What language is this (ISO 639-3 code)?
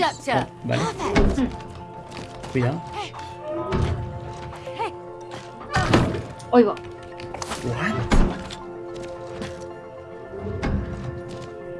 spa